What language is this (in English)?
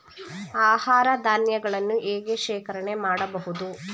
Kannada